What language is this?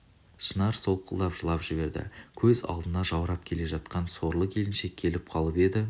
Kazakh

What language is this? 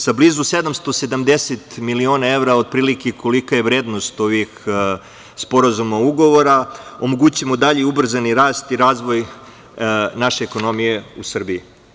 Serbian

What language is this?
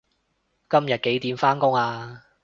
Cantonese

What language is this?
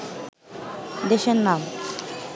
Bangla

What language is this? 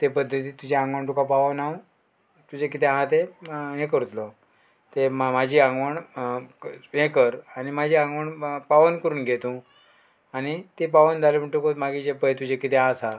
Konkani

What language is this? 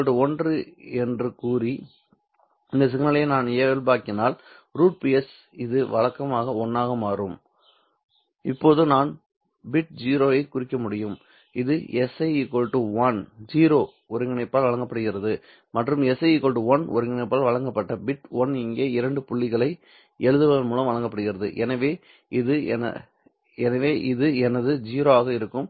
Tamil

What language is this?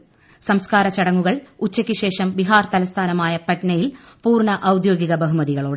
Malayalam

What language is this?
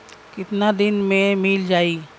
Bhojpuri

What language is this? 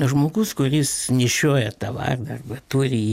Lithuanian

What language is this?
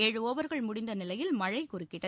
Tamil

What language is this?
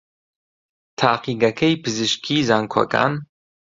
Central Kurdish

